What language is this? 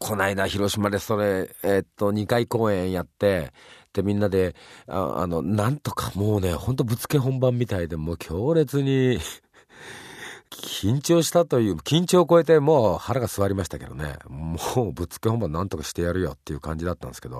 Japanese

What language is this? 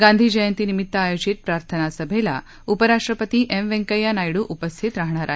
Marathi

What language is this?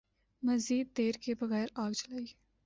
Urdu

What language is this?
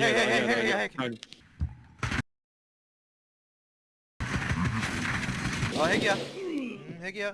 Korean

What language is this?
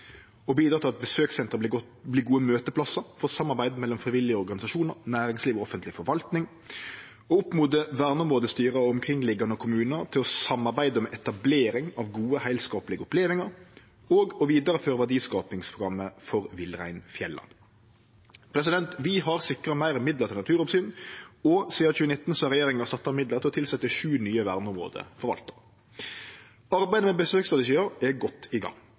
Norwegian Nynorsk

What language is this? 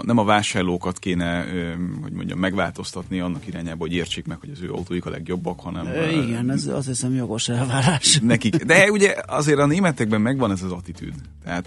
Hungarian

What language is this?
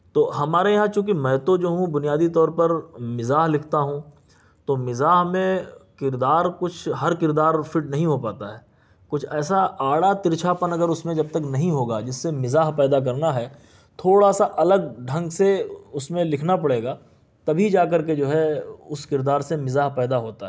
Urdu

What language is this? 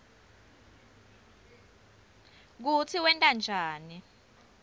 Swati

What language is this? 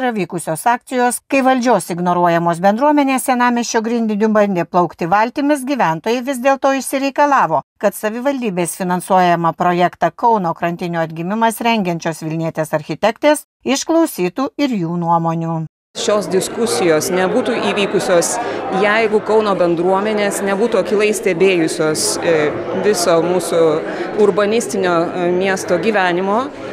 Lithuanian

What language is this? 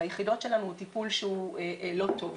Hebrew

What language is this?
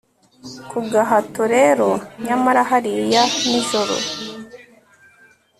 Kinyarwanda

